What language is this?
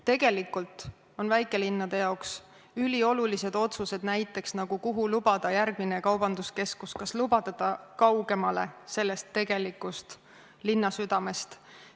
Estonian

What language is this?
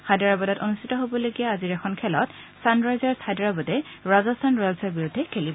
Assamese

